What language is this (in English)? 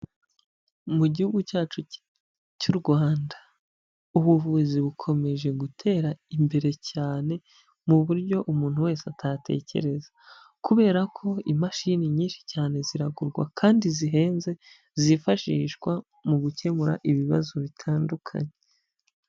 Kinyarwanda